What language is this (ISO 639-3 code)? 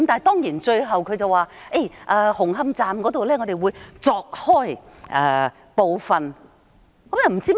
yue